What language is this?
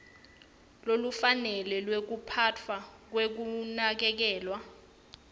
Swati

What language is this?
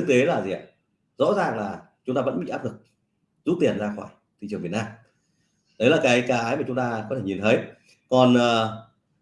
Vietnamese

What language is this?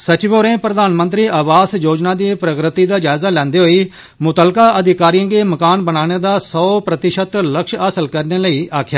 Dogri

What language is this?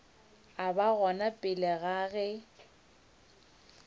Northern Sotho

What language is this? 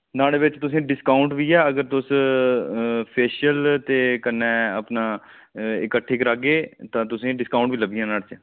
Dogri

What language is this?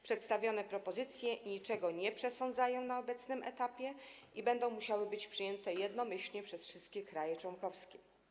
Polish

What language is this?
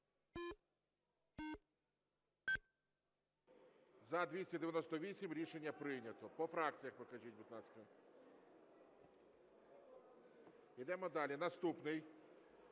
Ukrainian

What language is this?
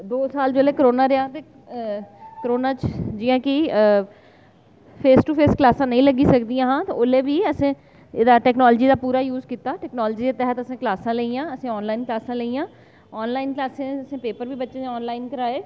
Dogri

